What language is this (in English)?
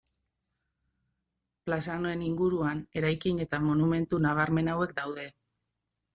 Basque